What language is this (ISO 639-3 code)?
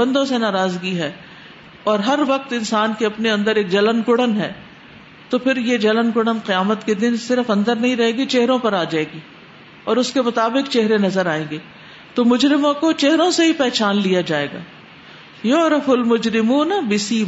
urd